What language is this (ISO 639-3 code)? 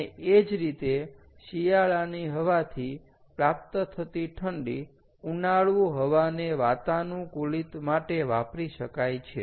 guj